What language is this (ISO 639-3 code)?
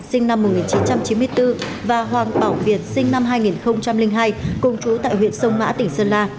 vie